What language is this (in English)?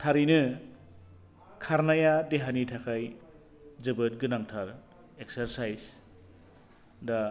Bodo